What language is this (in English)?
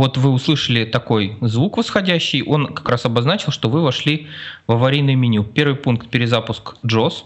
Russian